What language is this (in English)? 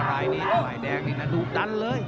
Thai